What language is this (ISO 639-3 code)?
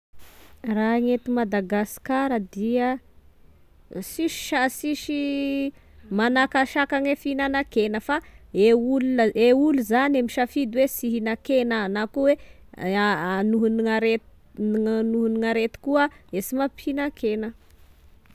tkg